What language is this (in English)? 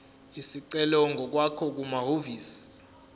Zulu